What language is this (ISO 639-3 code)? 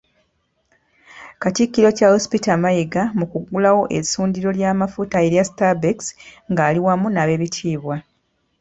lug